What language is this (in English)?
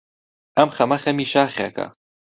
Central Kurdish